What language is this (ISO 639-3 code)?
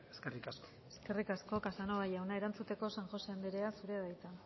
eus